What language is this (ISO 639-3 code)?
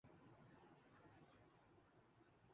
urd